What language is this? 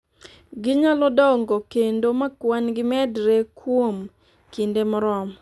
Luo (Kenya and Tanzania)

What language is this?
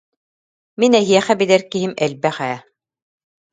Yakut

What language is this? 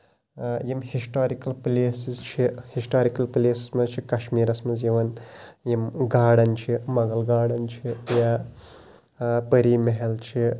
Kashmiri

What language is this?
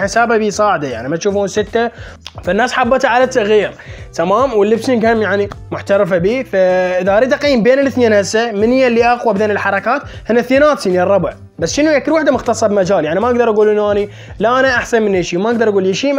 Arabic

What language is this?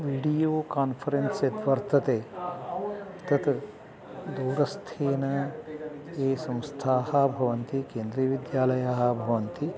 Sanskrit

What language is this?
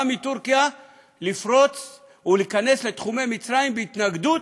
Hebrew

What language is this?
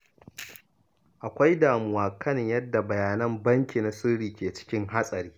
Hausa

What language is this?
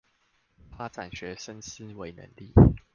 Chinese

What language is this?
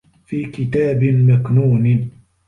Arabic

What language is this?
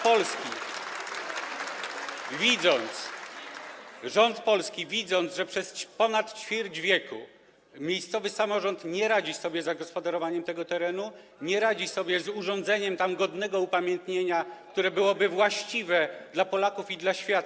Polish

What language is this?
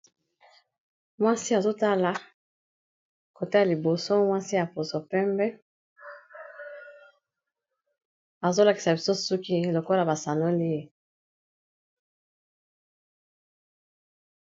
Lingala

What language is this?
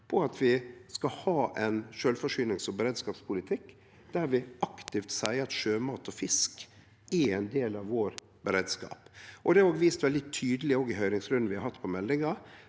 Norwegian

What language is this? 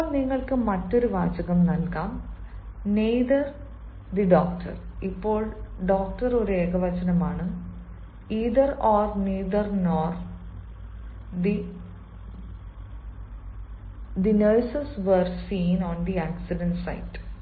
Malayalam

